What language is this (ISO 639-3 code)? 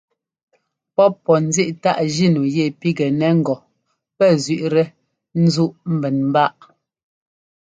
jgo